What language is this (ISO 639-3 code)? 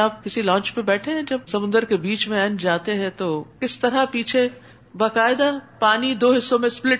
urd